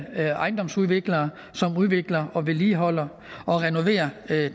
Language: Danish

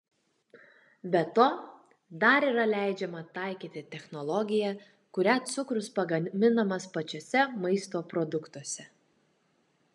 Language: Lithuanian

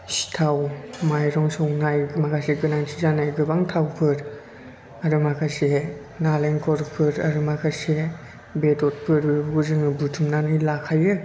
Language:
Bodo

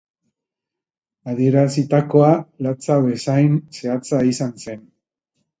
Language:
Basque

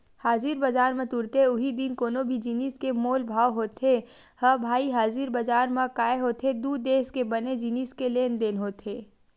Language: Chhattisgarhi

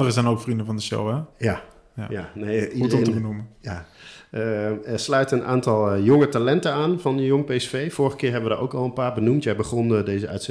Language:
Dutch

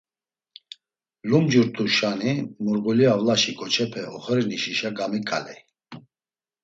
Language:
Laz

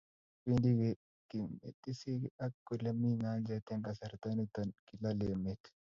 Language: Kalenjin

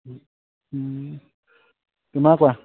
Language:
Assamese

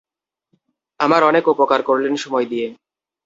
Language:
Bangla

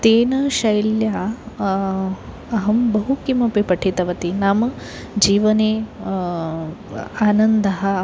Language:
Sanskrit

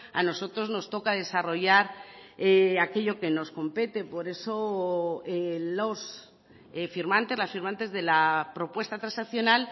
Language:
Spanish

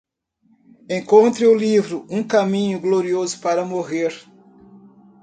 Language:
Portuguese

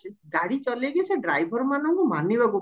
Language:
Odia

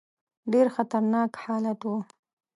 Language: Pashto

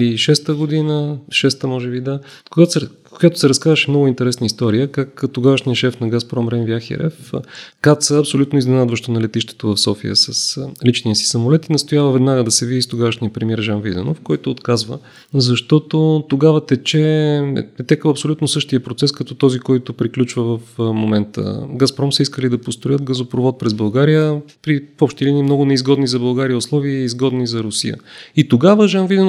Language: Bulgarian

